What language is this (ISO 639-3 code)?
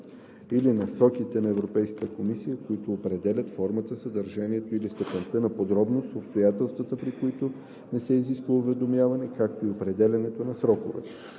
bul